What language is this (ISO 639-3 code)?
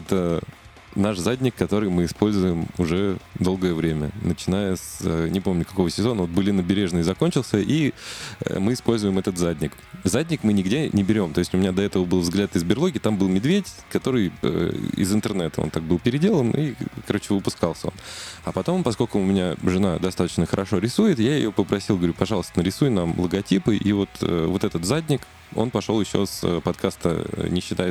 rus